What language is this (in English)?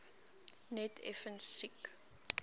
Afrikaans